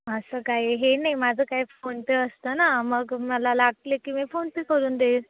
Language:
Marathi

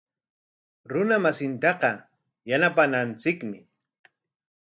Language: Corongo Ancash Quechua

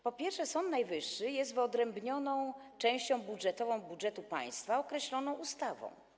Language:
Polish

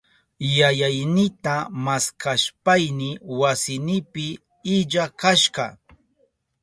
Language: Southern Pastaza Quechua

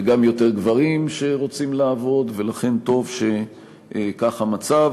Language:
Hebrew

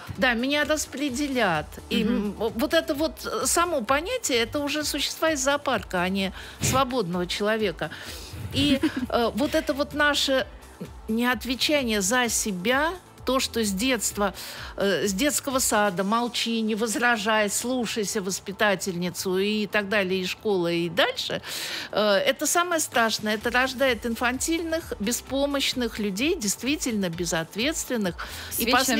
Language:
Russian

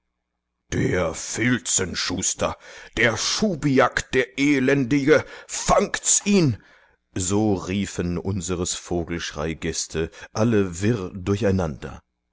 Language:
German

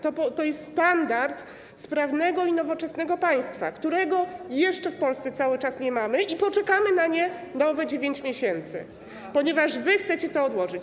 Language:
Polish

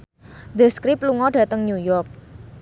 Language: Javanese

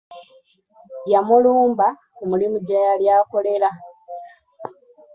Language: Ganda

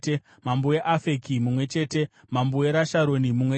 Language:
Shona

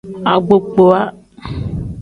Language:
Tem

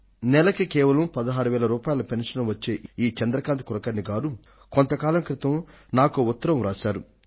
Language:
Telugu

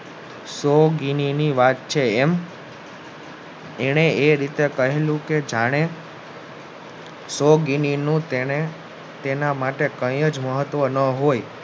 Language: Gujarati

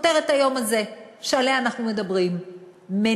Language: Hebrew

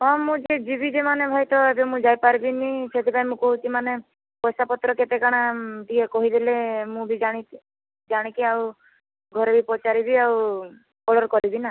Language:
Odia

